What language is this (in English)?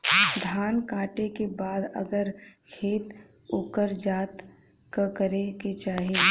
Bhojpuri